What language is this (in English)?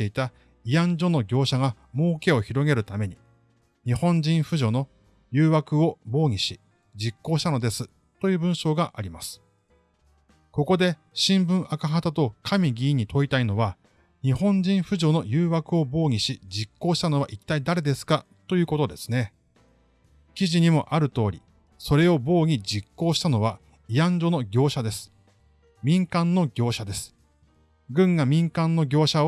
Japanese